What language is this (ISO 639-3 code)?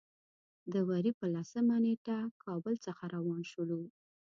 pus